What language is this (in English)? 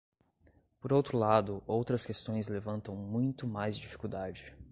Portuguese